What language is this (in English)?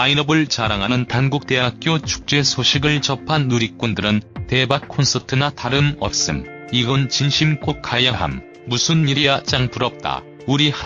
Korean